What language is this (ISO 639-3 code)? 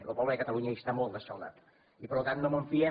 cat